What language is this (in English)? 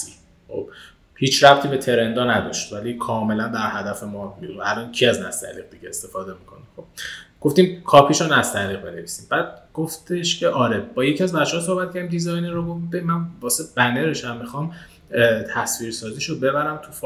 Persian